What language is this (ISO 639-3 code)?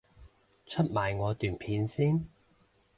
yue